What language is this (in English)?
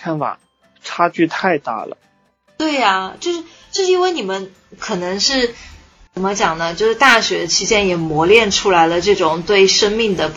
Chinese